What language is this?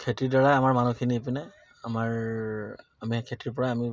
Assamese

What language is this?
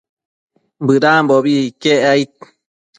Matsés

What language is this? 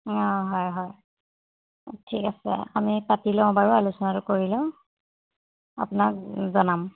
Assamese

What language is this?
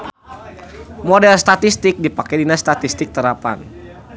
Sundanese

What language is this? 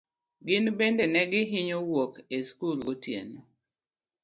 Luo (Kenya and Tanzania)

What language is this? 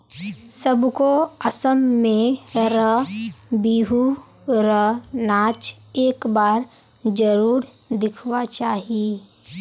Magahi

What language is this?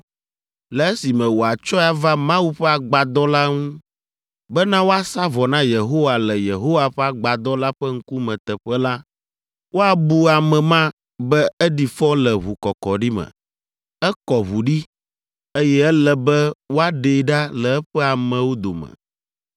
Ewe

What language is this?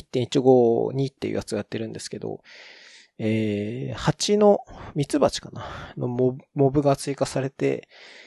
Japanese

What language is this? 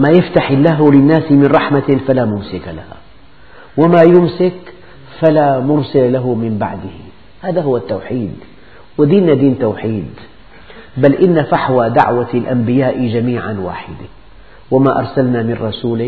Arabic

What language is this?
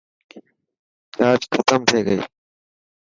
Dhatki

